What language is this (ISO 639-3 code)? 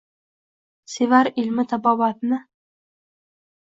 uzb